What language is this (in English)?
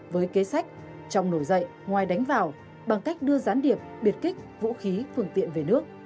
Vietnamese